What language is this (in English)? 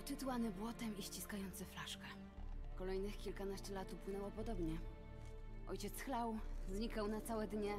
Polish